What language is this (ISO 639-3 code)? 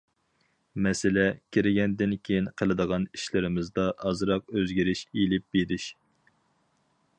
uig